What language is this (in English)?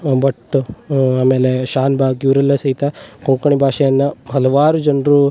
Kannada